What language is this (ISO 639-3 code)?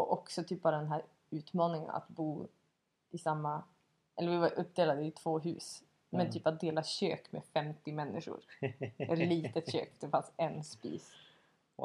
swe